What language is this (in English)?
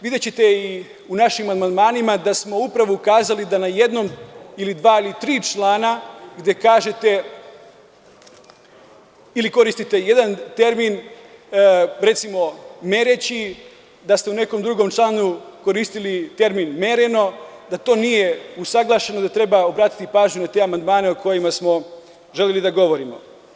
Serbian